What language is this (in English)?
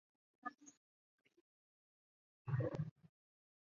Chinese